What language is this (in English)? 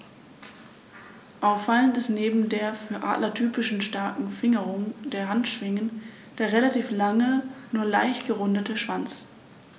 German